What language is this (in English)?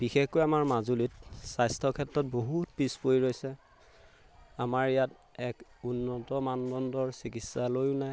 Assamese